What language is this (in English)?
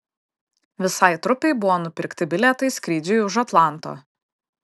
Lithuanian